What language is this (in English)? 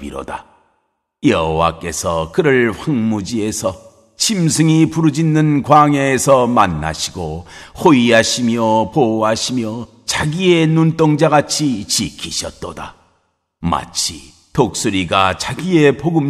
Korean